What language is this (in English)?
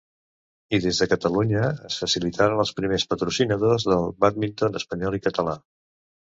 Catalan